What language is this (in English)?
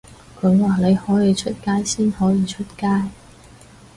Cantonese